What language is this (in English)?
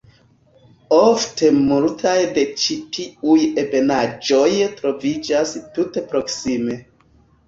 Esperanto